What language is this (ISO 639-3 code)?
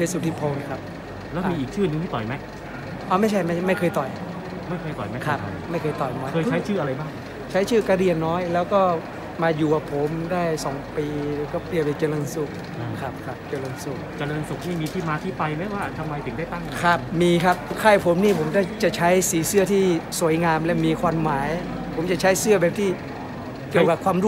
tha